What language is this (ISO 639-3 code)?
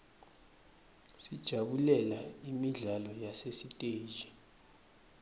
ssw